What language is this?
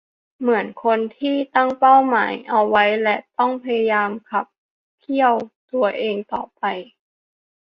Thai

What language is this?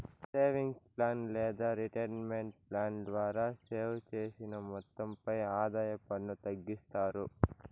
Telugu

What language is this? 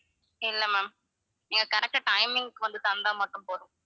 Tamil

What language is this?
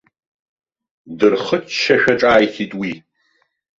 Abkhazian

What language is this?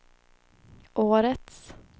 Swedish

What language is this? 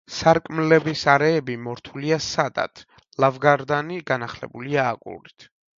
Georgian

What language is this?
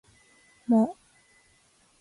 Japanese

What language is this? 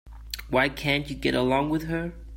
English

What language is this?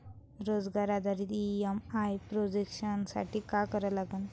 Marathi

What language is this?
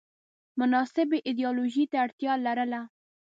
Pashto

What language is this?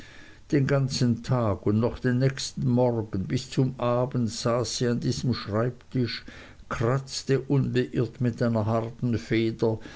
German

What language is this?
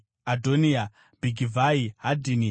Shona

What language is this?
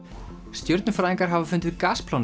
Icelandic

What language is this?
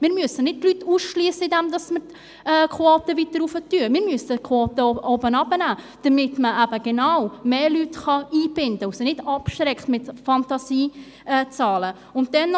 Swiss German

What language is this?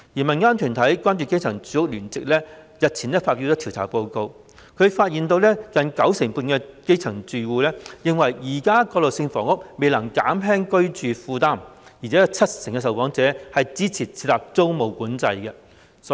Cantonese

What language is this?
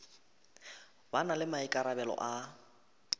Northern Sotho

